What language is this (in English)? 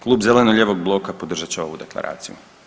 Croatian